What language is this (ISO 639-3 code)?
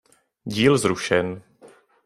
ces